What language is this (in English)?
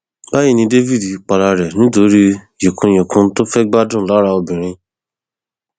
Yoruba